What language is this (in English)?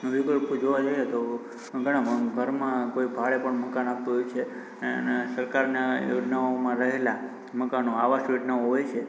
Gujarati